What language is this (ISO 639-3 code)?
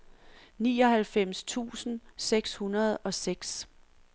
dan